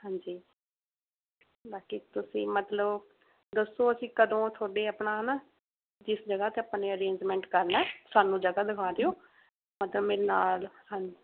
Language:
Punjabi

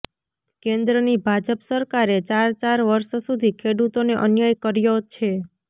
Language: Gujarati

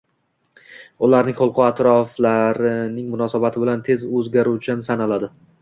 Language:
Uzbek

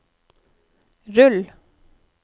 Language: Norwegian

